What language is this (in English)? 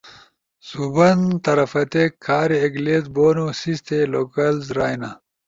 Ushojo